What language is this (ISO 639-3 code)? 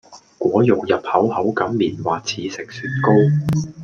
yue